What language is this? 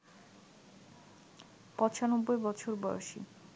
Bangla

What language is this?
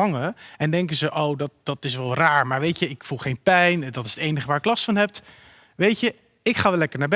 Dutch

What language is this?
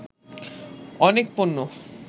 Bangla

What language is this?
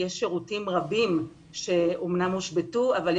Hebrew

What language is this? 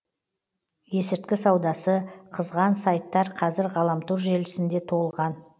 Kazakh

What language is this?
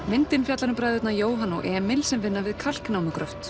Icelandic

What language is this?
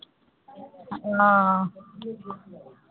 Maithili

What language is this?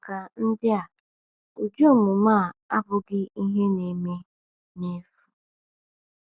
Igbo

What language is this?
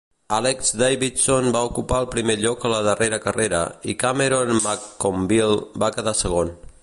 Catalan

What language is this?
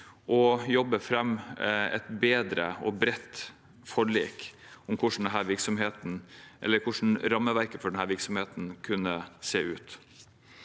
Norwegian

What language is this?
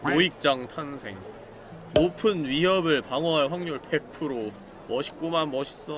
Korean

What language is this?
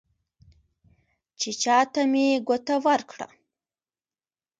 Pashto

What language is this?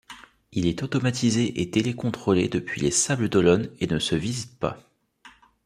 French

